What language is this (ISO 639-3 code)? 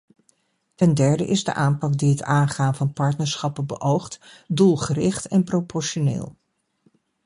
nld